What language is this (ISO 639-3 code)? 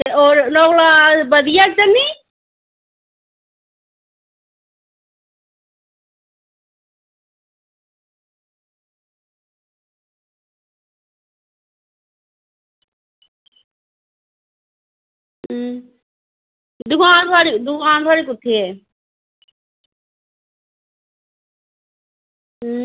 doi